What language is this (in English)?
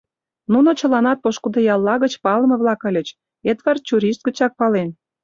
Mari